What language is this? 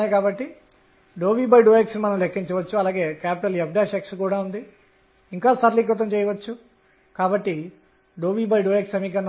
Telugu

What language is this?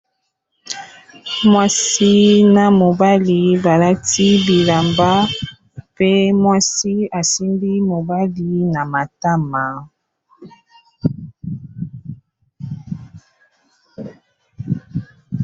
Lingala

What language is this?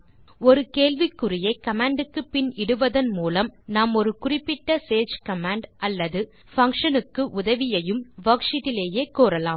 Tamil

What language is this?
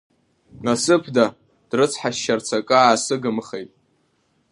Abkhazian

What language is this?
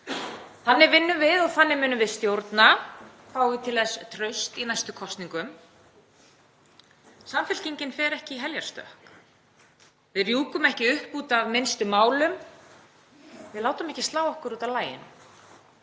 Icelandic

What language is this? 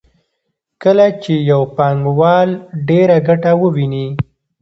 Pashto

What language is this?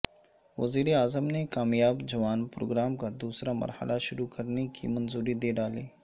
Urdu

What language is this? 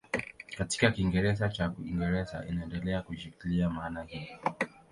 Swahili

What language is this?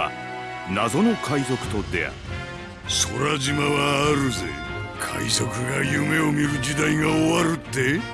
Japanese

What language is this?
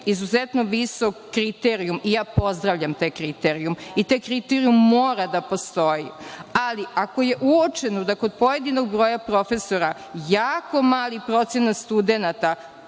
Serbian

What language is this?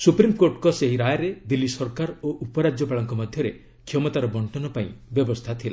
Odia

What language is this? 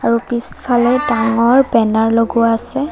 Assamese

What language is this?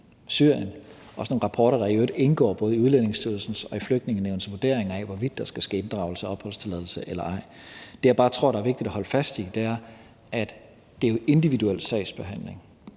Danish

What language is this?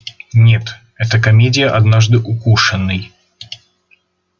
Russian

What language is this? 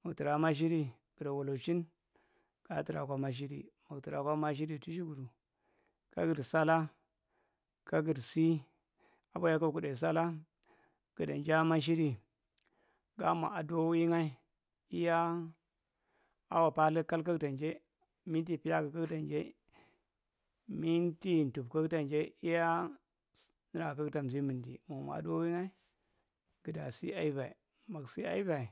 Marghi Central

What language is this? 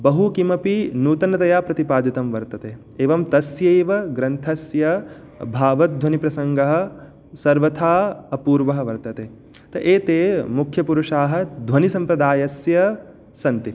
Sanskrit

